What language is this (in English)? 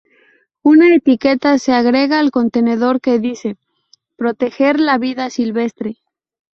Spanish